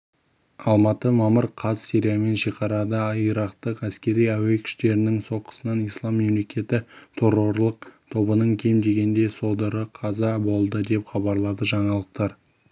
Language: Kazakh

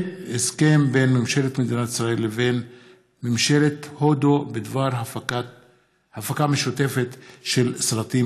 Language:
Hebrew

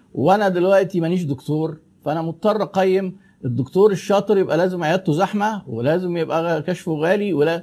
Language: Arabic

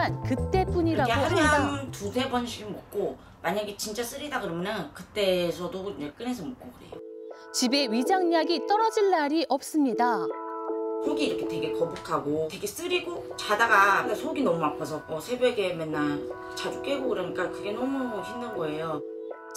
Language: Korean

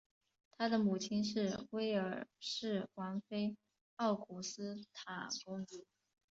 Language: Chinese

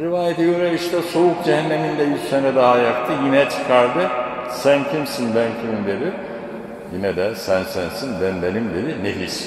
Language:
Turkish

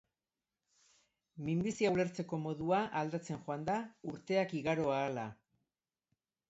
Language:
Basque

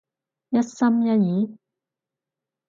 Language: Cantonese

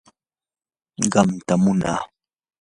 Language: Yanahuanca Pasco Quechua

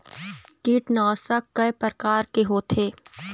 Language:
Chhattisgarhi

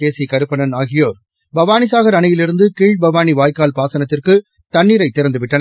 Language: Tamil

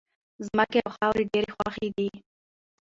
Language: Pashto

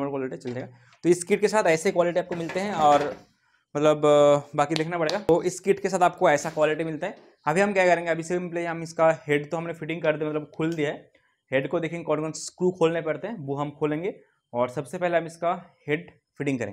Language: Hindi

